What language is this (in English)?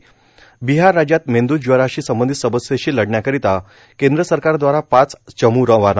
Marathi